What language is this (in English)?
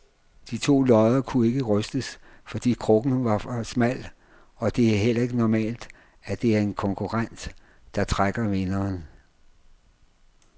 Danish